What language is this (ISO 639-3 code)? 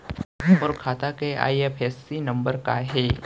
hne